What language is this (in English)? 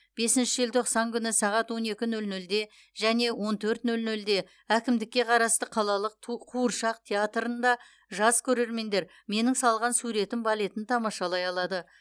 Kazakh